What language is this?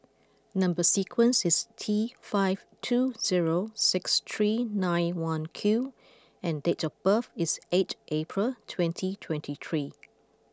English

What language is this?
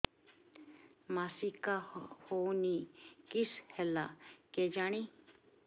Odia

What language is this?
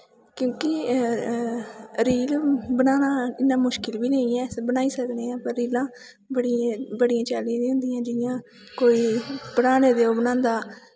Dogri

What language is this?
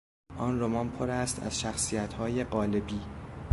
Persian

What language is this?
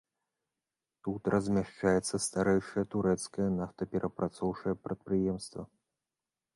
Belarusian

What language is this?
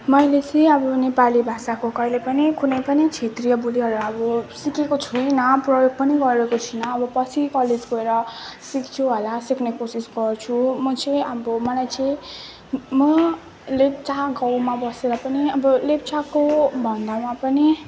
Nepali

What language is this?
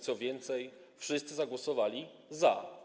Polish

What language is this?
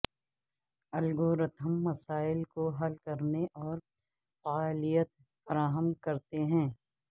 Urdu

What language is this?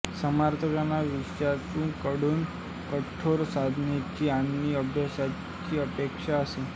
Marathi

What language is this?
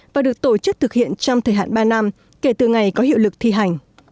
Vietnamese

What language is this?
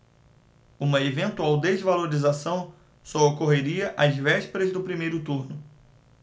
Portuguese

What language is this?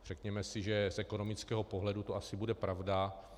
Czech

